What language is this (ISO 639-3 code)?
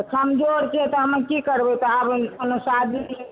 mai